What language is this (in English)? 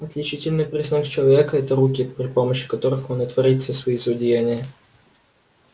Russian